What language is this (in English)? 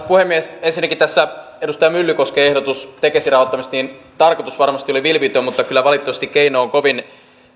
Finnish